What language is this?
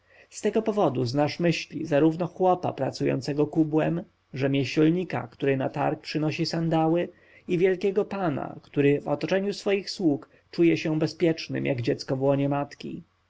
Polish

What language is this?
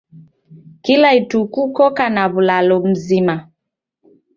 Taita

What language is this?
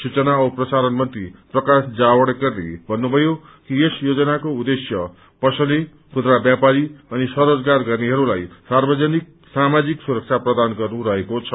Nepali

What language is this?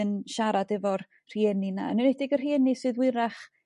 Welsh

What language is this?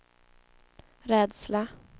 Swedish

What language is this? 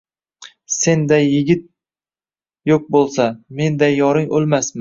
Uzbek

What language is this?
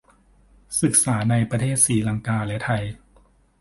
Thai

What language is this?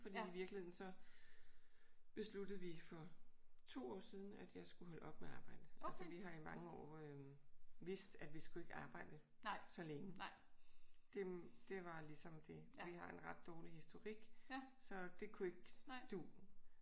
Danish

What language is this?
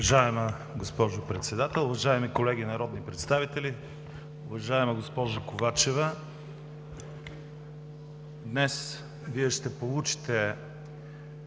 Bulgarian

